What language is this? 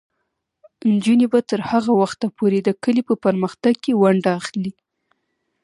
Pashto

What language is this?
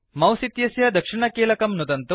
Sanskrit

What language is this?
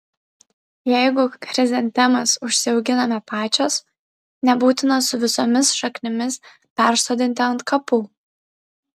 Lithuanian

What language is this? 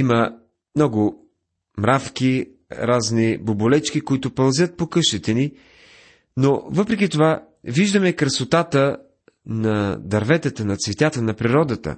Bulgarian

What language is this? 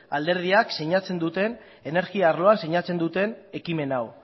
Basque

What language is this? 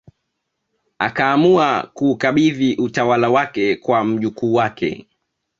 Swahili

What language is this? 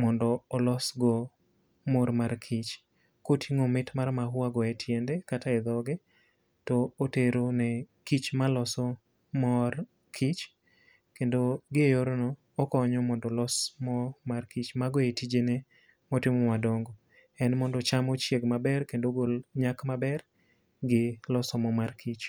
Luo (Kenya and Tanzania)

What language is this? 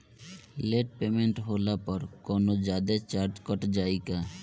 Bhojpuri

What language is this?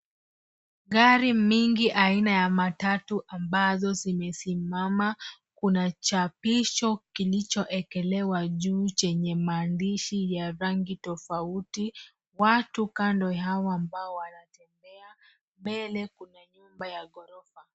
Swahili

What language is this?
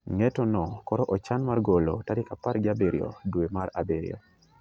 Luo (Kenya and Tanzania)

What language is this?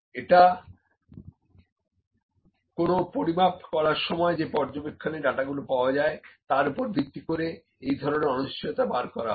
Bangla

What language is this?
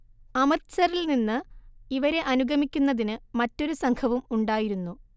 Malayalam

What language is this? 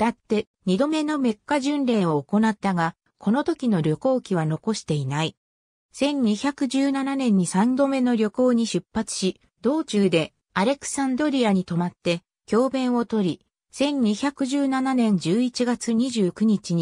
Japanese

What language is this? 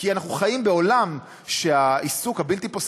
Hebrew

